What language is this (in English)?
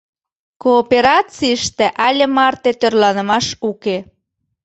Mari